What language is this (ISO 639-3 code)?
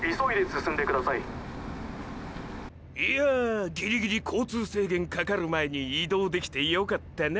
jpn